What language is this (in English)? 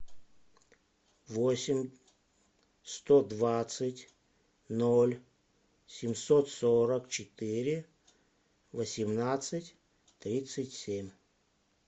Russian